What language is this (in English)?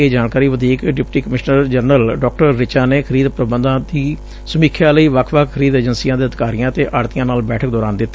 Punjabi